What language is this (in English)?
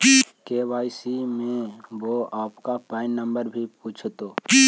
Magahi